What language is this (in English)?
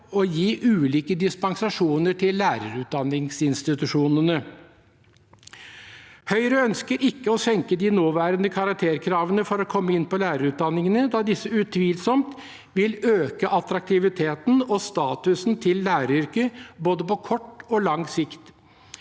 Norwegian